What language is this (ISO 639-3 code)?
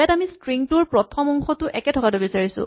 asm